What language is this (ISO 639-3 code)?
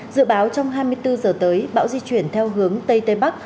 vie